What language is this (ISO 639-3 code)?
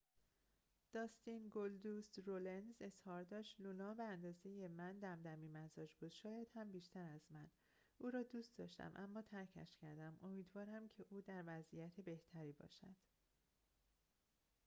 fas